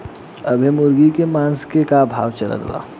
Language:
Bhojpuri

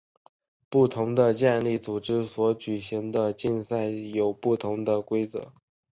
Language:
Chinese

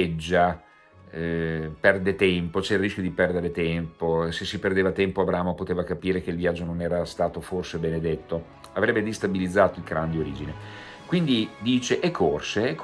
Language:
Italian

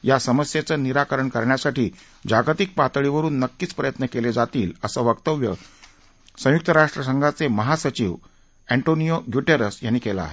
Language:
Marathi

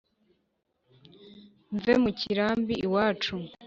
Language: Kinyarwanda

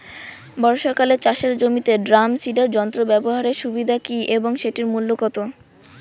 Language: Bangla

